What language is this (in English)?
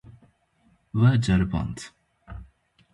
Kurdish